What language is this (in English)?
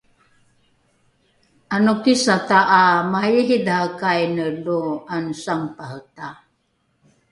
Rukai